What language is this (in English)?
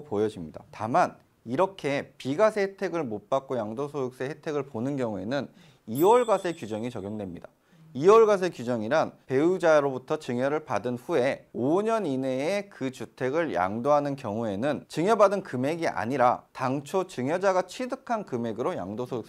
Korean